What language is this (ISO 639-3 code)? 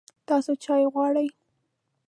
pus